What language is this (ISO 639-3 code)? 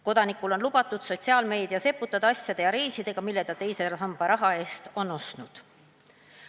est